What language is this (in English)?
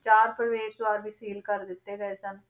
Punjabi